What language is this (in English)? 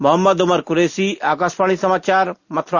Hindi